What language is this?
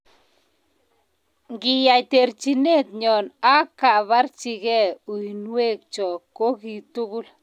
Kalenjin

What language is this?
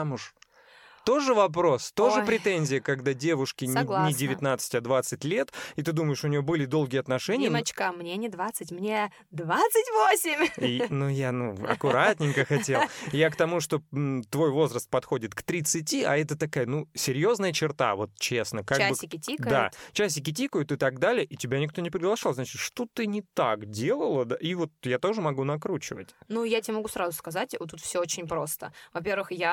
Russian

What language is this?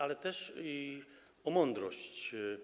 Polish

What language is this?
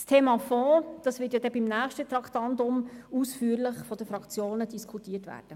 Swiss German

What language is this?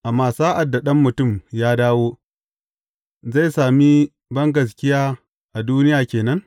Hausa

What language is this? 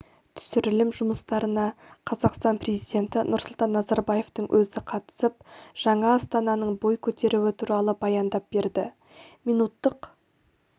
Kazakh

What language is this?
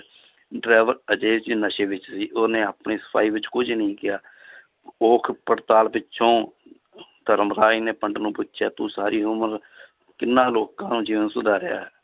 Punjabi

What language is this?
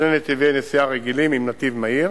Hebrew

